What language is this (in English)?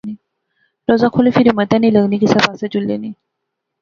Pahari-Potwari